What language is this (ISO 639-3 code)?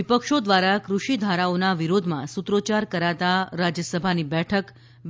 guj